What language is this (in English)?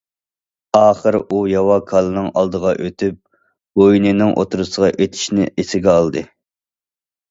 Uyghur